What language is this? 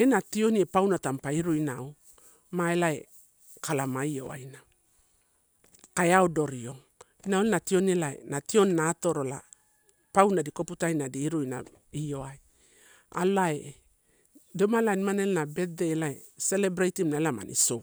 Torau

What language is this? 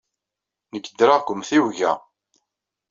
Kabyle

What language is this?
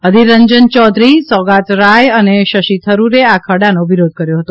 Gujarati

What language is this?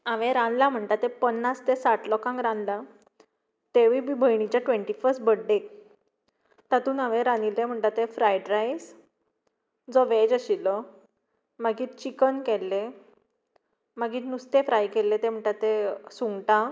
Konkani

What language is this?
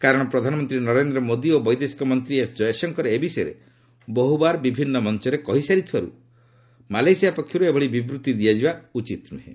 Odia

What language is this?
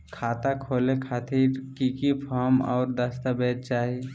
Magahi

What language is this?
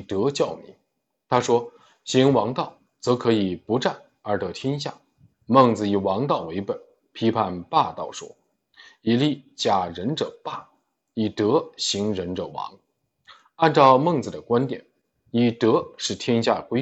Chinese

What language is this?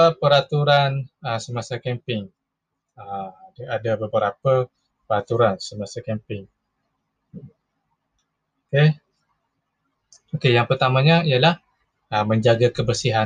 Malay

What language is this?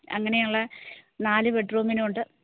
Malayalam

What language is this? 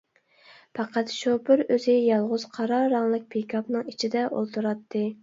Uyghur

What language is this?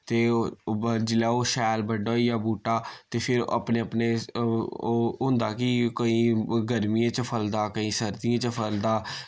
Dogri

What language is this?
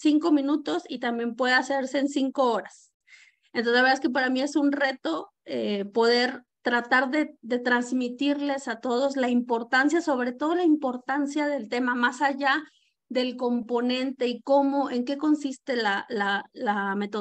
Spanish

